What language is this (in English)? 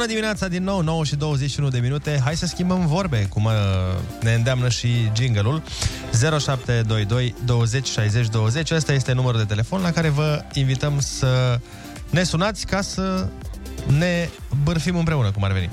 Romanian